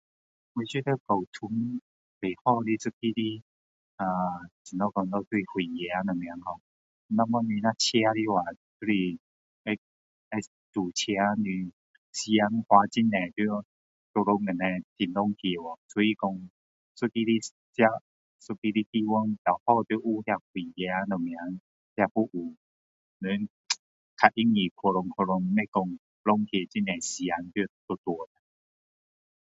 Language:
Min Dong Chinese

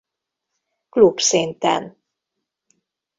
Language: Hungarian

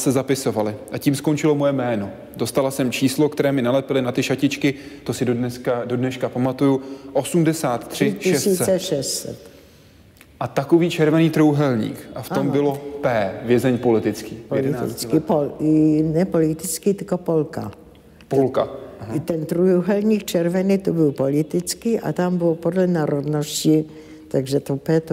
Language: Czech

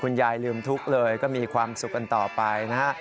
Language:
Thai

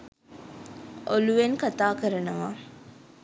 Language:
Sinhala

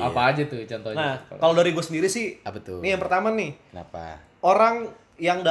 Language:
Indonesian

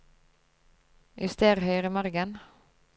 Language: Norwegian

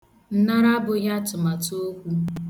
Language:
Igbo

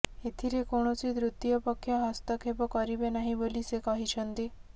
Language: Odia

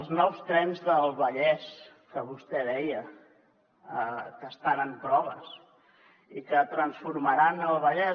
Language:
Catalan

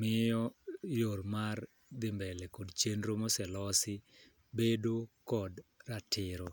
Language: Luo (Kenya and Tanzania)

